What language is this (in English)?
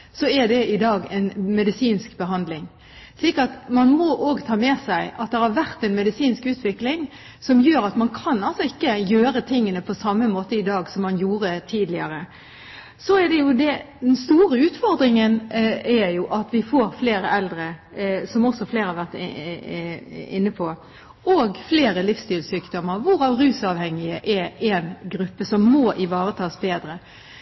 Norwegian Bokmål